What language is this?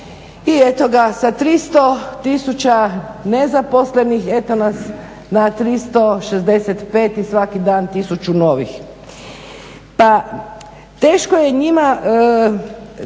Croatian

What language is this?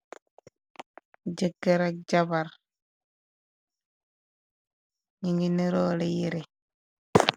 Wolof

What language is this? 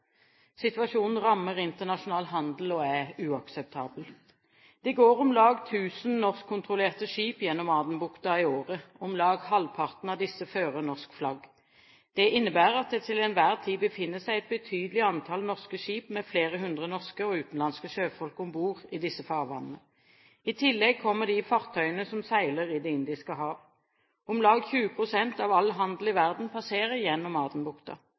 Norwegian Bokmål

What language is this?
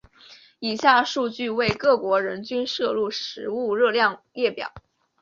Chinese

